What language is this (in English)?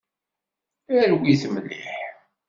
Kabyle